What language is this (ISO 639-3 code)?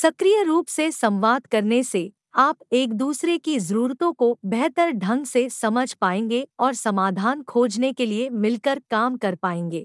hin